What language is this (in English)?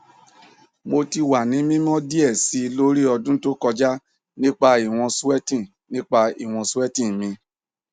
Yoruba